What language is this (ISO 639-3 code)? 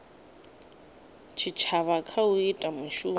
ven